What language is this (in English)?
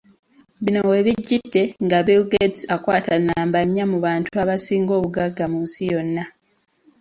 Ganda